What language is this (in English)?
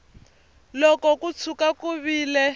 Tsonga